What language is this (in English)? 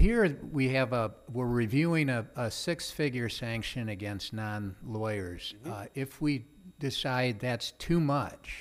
English